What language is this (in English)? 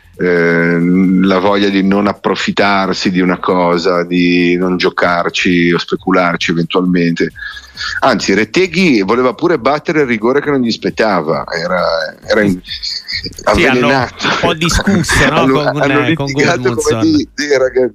Italian